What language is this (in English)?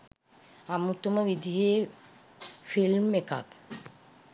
Sinhala